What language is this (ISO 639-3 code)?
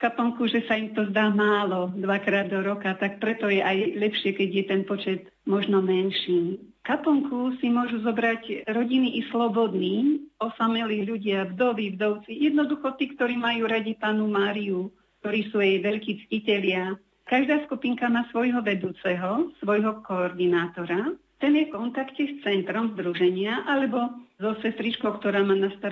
slk